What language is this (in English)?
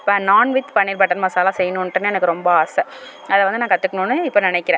Tamil